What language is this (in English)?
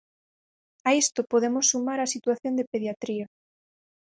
Galician